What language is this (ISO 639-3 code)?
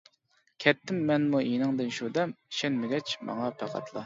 uig